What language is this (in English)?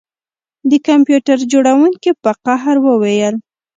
Pashto